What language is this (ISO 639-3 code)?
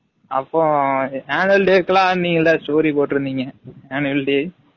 tam